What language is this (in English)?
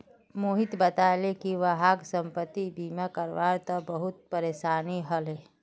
Magahi